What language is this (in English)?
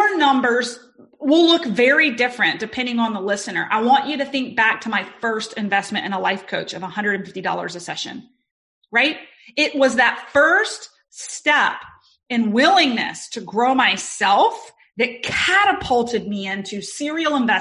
English